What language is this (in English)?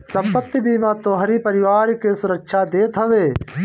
Bhojpuri